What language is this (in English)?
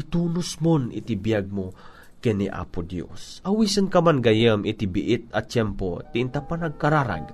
Filipino